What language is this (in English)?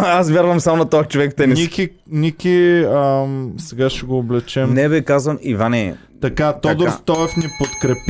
Bulgarian